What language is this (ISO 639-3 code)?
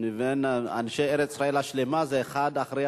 heb